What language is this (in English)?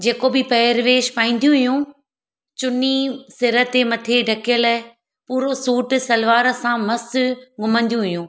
Sindhi